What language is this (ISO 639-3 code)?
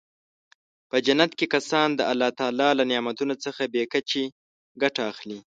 pus